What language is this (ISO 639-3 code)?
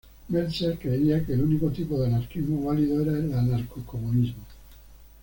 spa